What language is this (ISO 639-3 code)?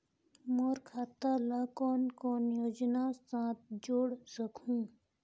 hne